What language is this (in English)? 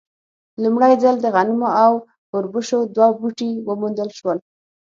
Pashto